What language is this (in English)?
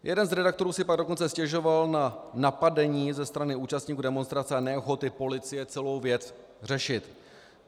Czech